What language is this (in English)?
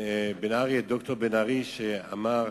Hebrew